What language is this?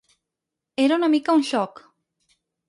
Catalan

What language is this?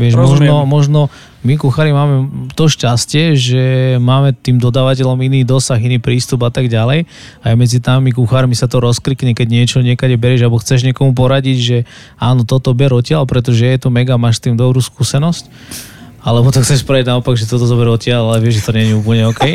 Slovak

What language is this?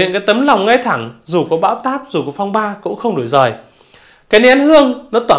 Vietnamese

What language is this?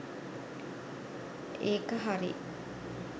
Sinhala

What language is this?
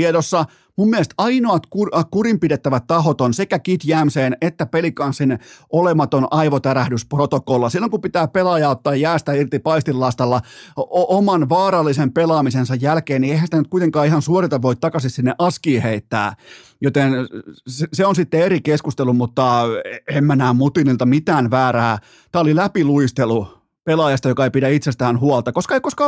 Finnish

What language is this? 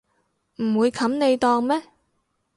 Cantonese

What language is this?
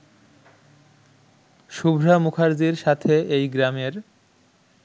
Bangla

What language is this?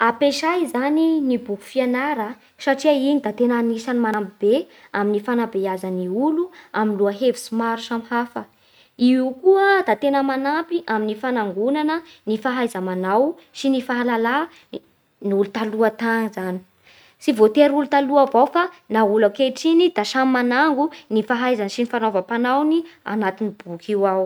Bara Malagasy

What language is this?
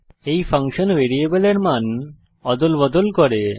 Bangla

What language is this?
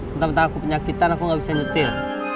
Indonesian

